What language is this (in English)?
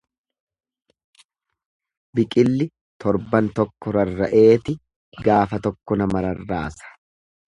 Oromo